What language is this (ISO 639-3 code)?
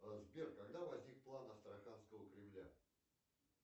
rus